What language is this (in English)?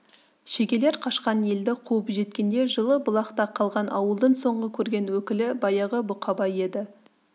Kazakh